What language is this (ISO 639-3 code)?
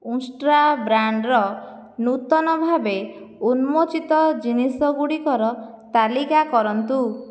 ori